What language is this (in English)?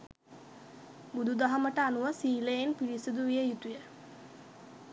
Sinhala